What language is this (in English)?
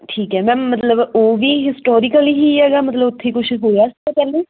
Punjabi